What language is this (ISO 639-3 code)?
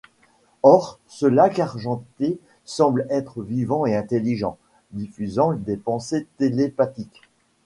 fra